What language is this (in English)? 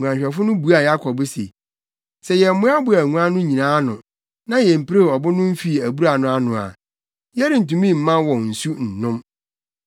Akan